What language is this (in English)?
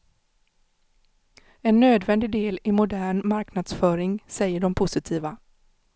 Swedish